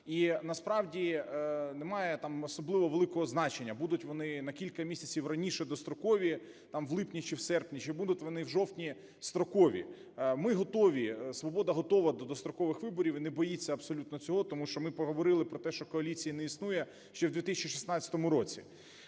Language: Ukrainian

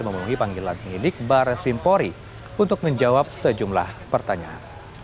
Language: Indonesian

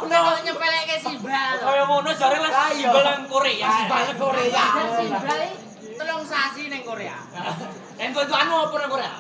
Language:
Indonesian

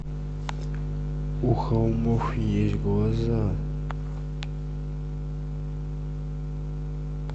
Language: Russian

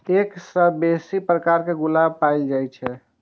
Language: Maithili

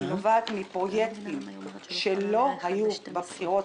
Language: Hebrew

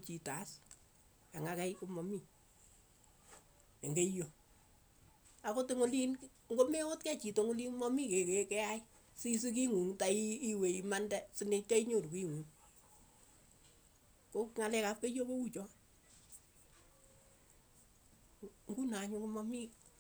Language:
Keiyo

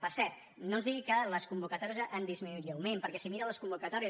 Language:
Catalan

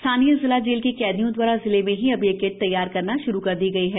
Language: Hindi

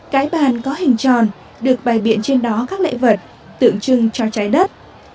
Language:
Vietnamese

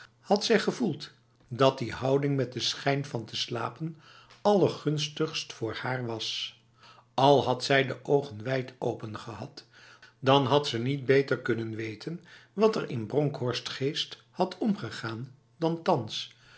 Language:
Dutch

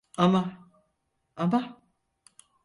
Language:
Turkish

